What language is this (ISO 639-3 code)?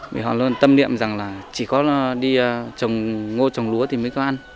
vie